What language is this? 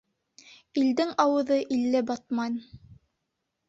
Bashkir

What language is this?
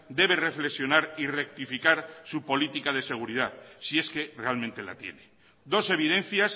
Spanish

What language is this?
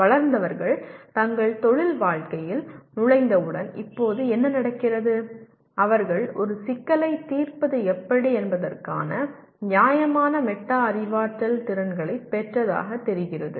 Tamil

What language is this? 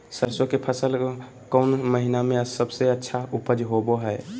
Magahi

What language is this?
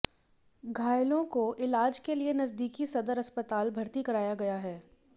Hindi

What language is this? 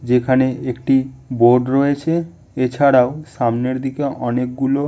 Bangla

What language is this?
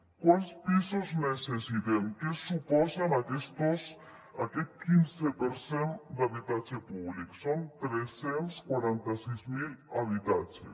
Catalan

